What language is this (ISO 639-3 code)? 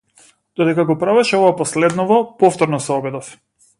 mkd